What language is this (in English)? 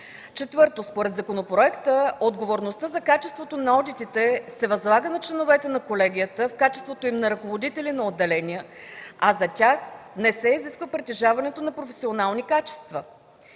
Bulgarian